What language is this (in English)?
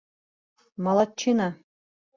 Bashkir